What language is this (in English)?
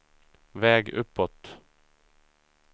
Swedish